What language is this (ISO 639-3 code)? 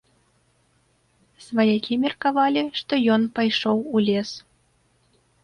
bel